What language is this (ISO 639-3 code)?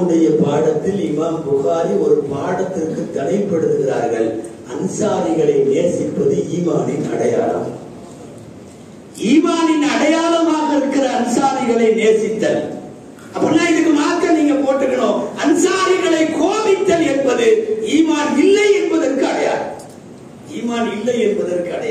ara